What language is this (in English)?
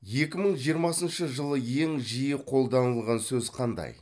Kazakh